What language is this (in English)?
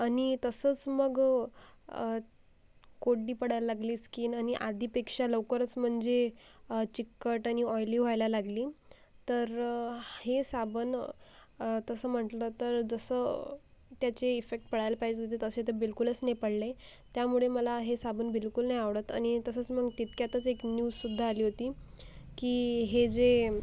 Marathi